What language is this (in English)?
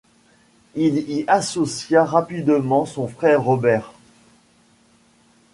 French